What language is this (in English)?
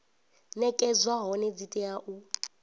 Venda